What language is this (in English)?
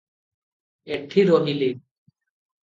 Odia